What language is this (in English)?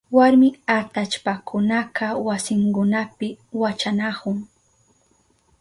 Southern Pastaza Quechua